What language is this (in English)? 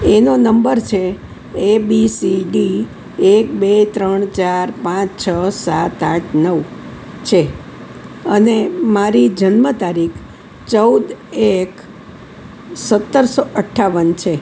Gujarati